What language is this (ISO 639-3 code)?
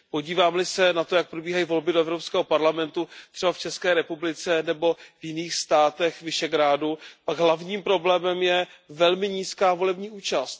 ces